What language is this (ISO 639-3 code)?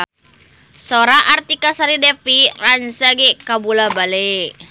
sun